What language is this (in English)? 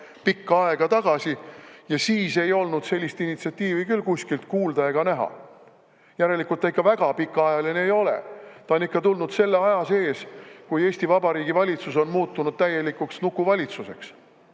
Estonian